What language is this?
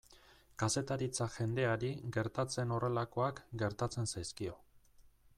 Basque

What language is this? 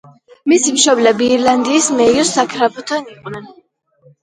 Georgian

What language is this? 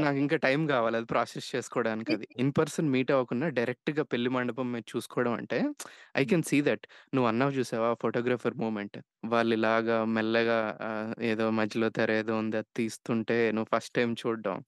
Telugu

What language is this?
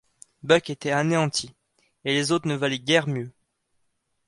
French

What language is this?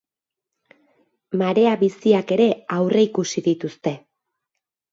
Basque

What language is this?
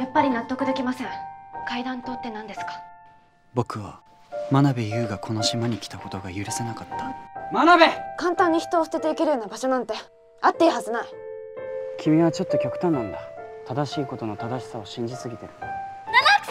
Japanese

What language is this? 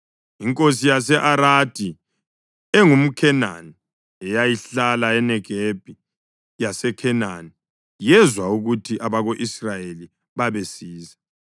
North Ndebele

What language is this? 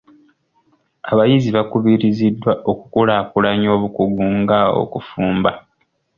Ganda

